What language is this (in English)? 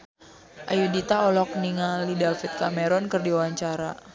Sundanese